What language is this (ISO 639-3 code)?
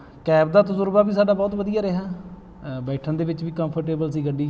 pan